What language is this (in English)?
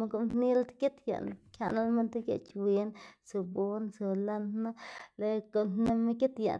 Xanaguía Zapotec